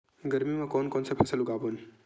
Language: Chhattisgarhi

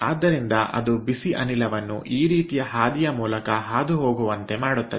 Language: Kannada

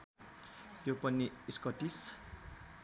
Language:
Nepali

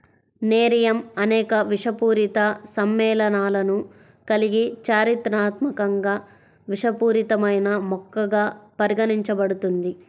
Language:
Telugu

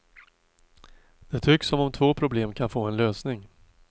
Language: Swedish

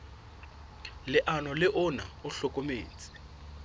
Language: Southern Sotho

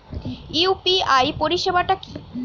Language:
Bangla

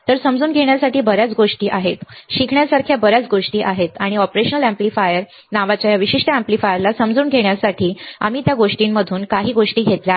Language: Marathi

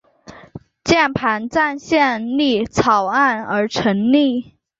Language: Chinese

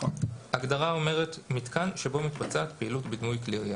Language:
Hebrew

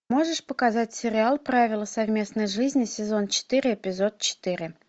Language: Russian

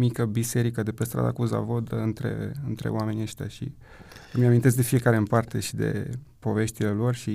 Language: Romanian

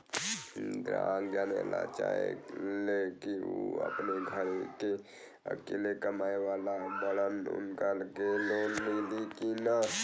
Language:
Bhojpuri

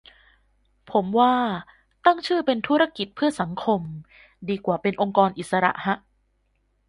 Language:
Thai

